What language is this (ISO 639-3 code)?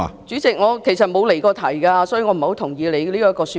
yue